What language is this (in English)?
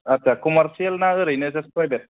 Bodo